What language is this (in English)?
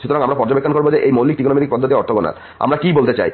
Bangla